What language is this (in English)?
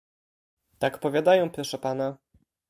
Polish